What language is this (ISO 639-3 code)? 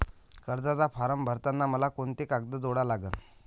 mar